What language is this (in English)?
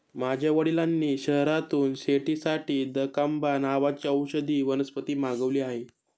Marathi